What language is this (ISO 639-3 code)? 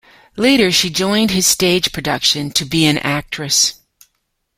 eng